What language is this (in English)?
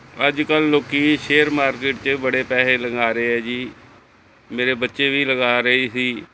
Punjabi